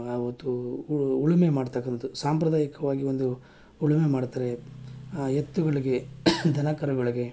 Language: Kannada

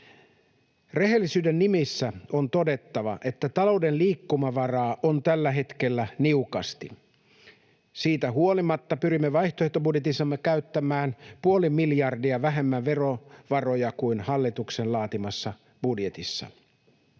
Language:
Finnish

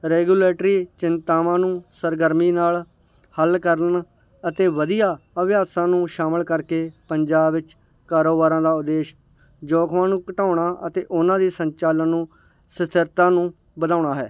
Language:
Punjabi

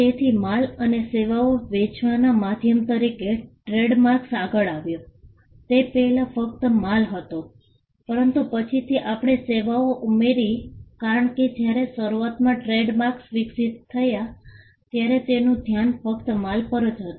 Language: Gujarati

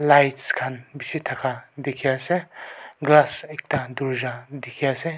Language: Naga Pidgin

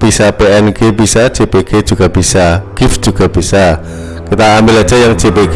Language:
Indonesian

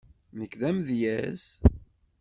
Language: Kabyle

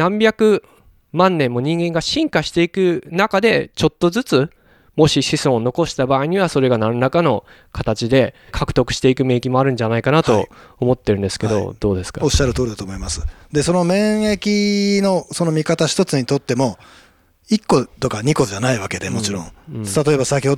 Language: Japanese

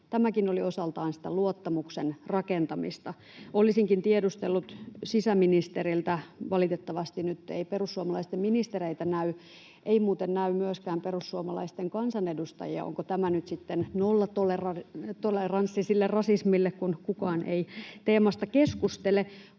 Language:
Finnish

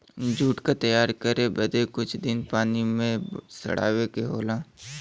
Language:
Bhojpuri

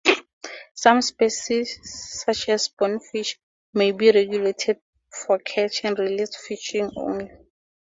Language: English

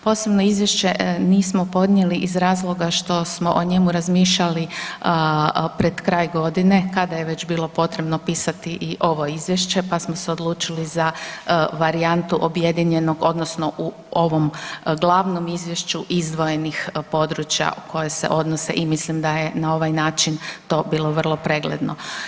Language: Croatian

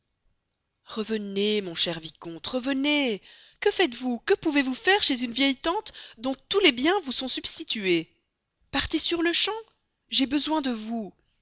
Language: French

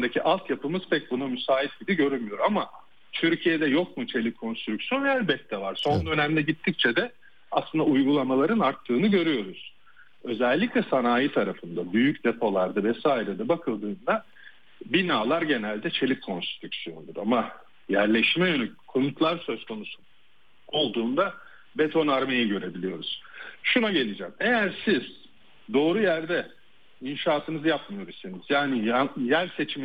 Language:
Turkish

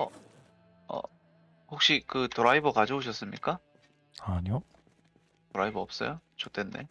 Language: Korean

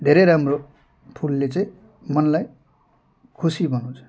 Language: Nepali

